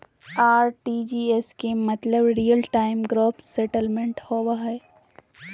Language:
Magahi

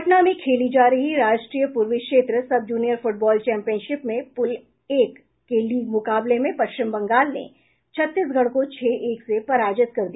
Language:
Hindi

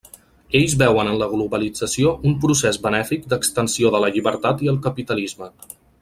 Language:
Catalan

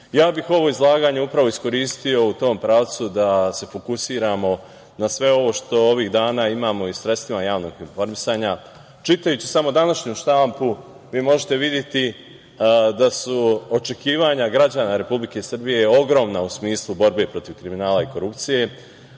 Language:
Serbian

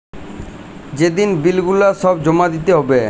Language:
Bangla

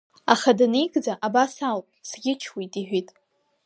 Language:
Abkhazian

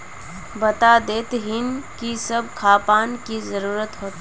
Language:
Magahi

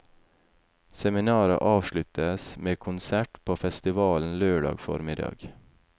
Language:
Norwegian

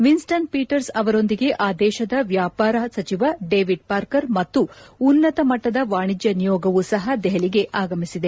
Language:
Kannada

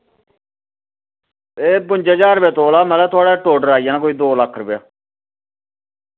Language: Dogri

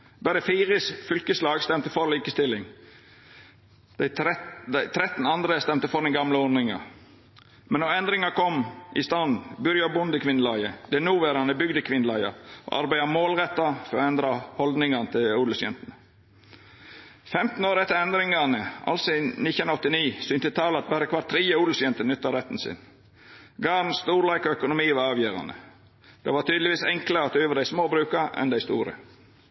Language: Norwegian Nynorsk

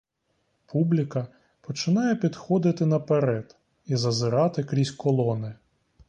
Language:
Ukrainian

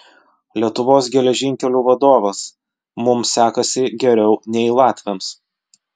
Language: Lithuanian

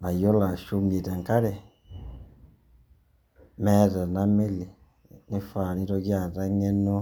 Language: Masai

